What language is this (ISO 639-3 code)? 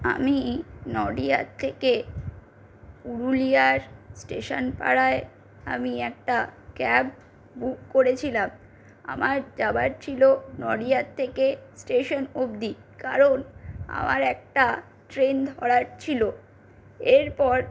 ben